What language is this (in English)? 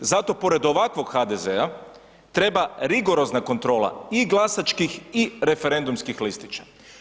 Croatian